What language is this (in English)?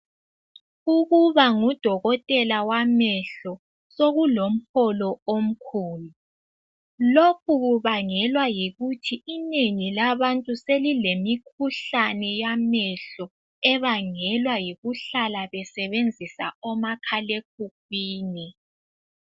North Ndebele